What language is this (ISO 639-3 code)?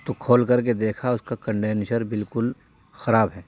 urd